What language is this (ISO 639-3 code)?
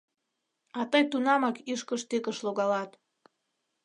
chm